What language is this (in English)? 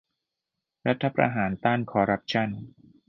Thai